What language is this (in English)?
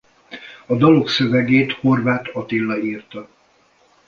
Hungarian